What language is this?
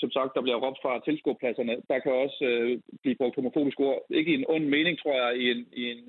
Danish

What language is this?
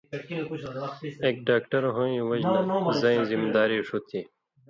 Indus Kohistani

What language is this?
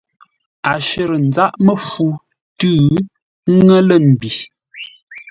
Ngombale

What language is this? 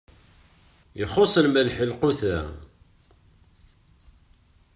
Kabyle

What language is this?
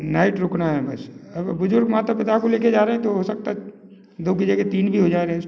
Hindi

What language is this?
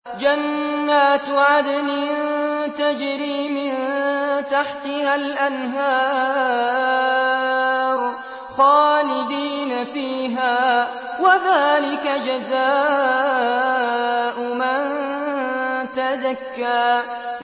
Arabic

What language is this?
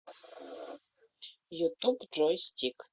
Russian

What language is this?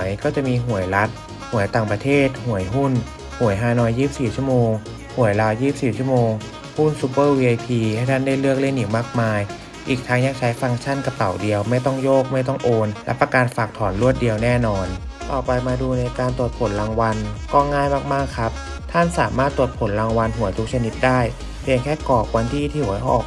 Thai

